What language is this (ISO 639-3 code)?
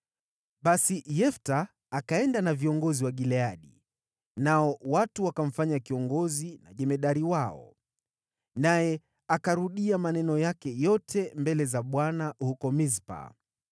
swa